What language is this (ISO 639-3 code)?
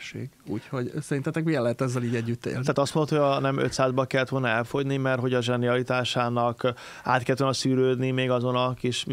hun